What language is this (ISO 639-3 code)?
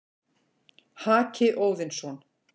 isl